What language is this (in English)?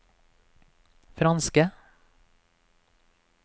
Norwegian